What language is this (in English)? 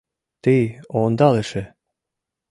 Mari